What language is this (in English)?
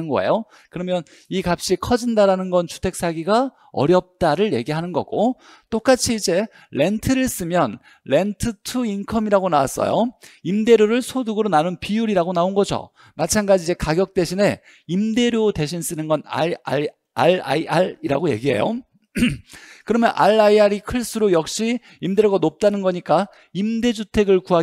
Korean